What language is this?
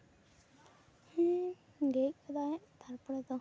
Santali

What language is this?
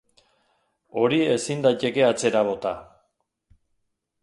Basque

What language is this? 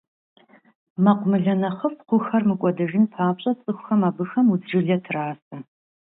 Kabardian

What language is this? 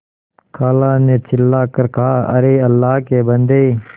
Hindi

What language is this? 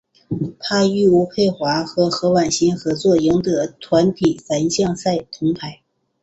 Chinese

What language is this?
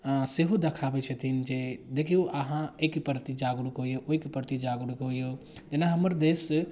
Maithili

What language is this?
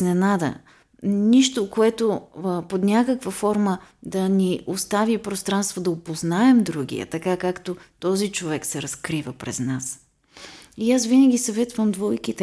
Bulgarian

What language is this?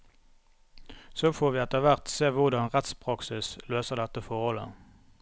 Norwegian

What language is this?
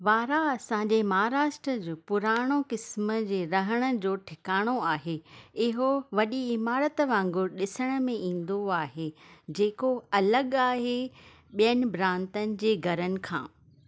Sindhi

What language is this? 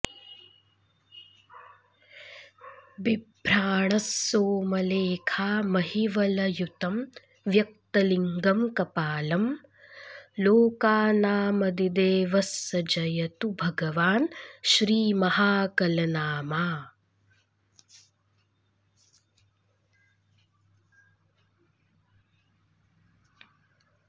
Sanskrit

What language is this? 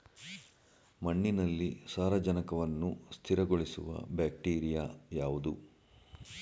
Kannada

